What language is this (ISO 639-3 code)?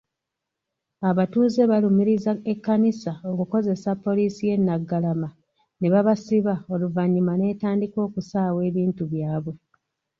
lug